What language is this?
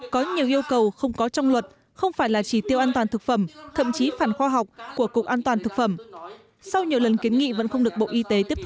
Vietnamese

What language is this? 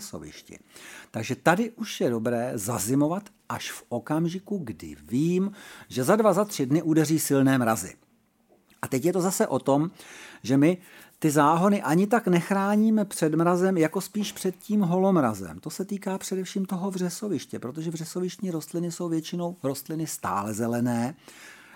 Czech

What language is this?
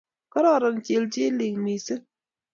Kalenjin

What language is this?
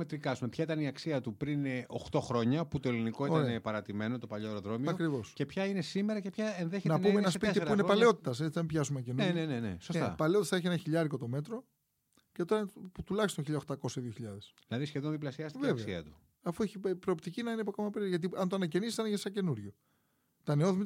Greek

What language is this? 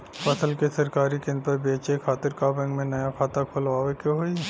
Bhojpuri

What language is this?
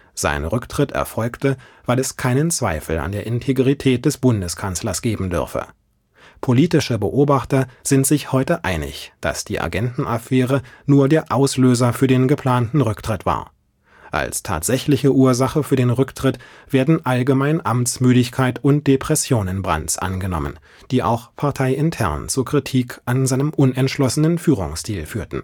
German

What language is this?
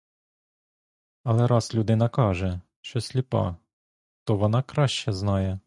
Ukrainian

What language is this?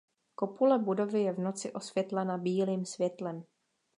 Czech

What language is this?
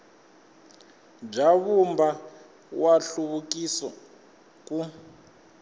Tsonga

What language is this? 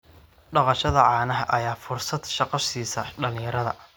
Somali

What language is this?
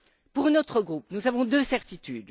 French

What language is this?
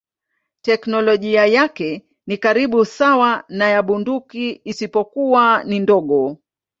Swahili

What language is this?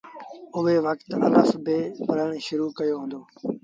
Sindhi Bhil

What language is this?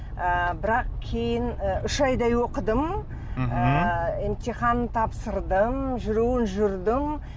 Kazakh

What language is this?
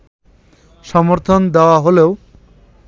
Bangla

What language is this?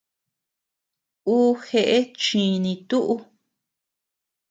Tepeuxila Cuicatec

